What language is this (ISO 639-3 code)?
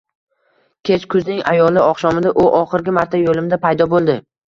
uzb